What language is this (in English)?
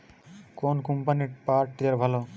Bangla